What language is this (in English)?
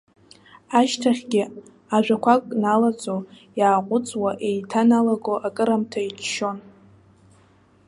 Abkhazian